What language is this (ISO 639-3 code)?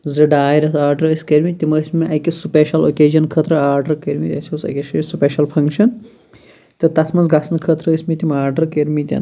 kas